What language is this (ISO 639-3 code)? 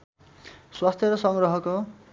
nep